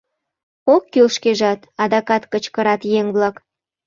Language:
Mari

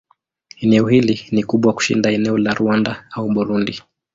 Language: Swahili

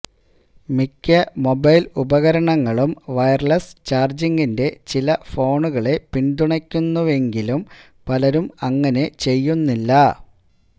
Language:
Malayalam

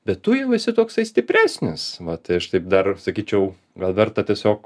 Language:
Lithuanian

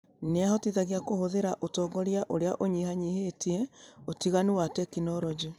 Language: Kikuyu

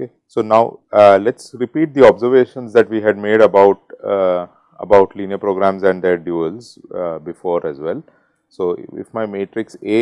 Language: English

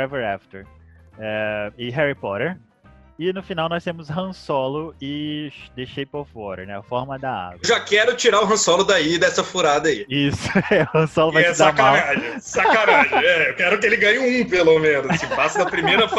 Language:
Portuguese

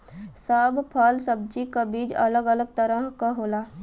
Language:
Bhojpuri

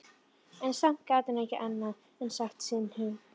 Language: Icelandic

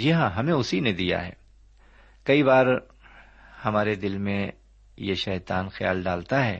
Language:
Urdu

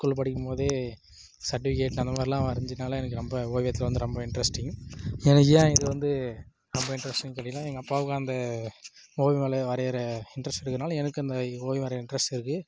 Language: Tamil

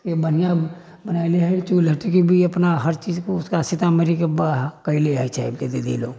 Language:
Maithili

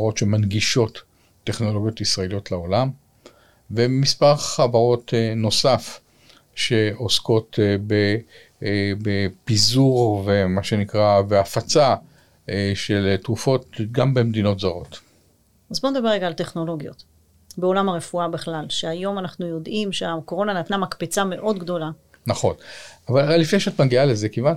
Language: Hebrew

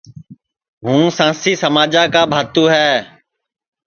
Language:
Sansi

